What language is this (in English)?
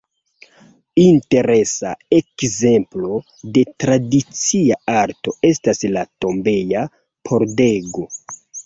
Esperanto